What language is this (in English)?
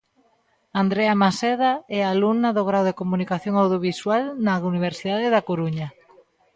Galician